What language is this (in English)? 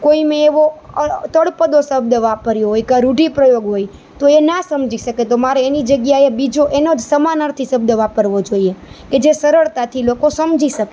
Gujarati